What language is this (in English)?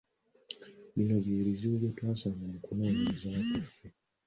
Ganda